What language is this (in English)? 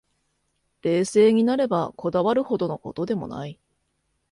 Japanese